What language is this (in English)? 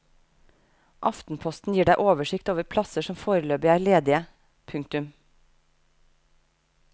Norwegian